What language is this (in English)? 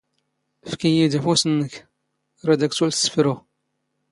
Standard Moroccan Tamazight